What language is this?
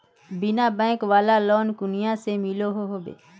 Magahi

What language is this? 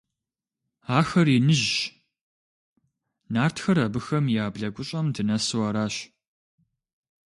Kabardian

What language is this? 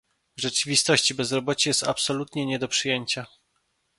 Polish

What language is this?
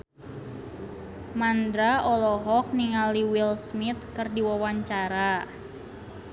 Sundanese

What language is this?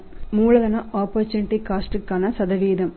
Tamil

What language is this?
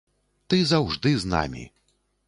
Belarusian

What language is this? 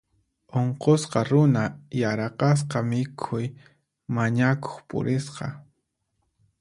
Puno Quechua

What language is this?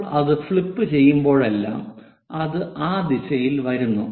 Malayalam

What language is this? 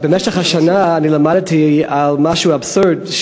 Hebrew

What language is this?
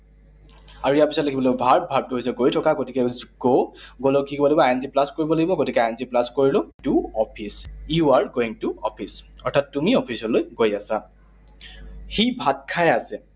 Assamese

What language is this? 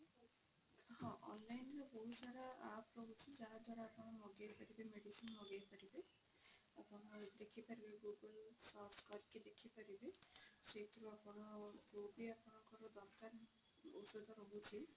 Odia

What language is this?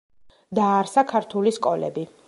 Georgian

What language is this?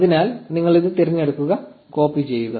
Malayalam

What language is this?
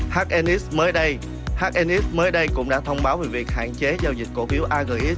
Vietnamese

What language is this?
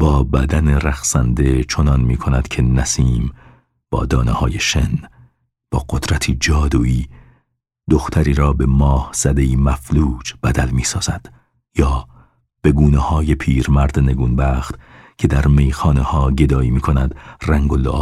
Persian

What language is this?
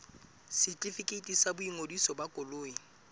Southern Sotho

